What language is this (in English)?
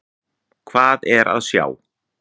Icelandic